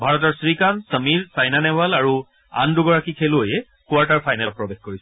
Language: Assamese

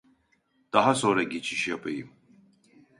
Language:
Turkish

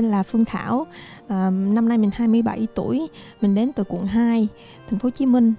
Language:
Vietnamese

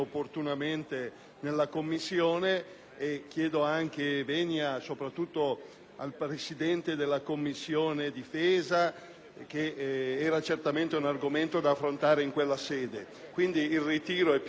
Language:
Italian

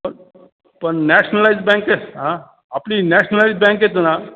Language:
Marathi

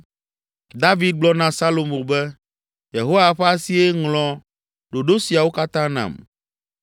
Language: Ewe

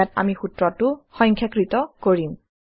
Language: Assamese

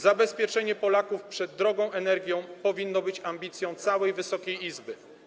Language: Polish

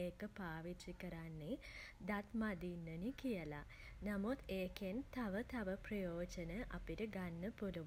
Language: Sinhala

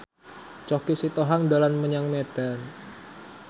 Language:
Javanese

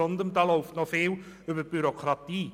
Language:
Swiss German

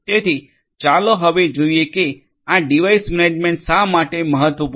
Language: Gujarati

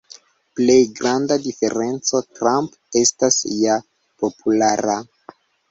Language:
Esperanto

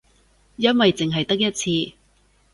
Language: Cantonese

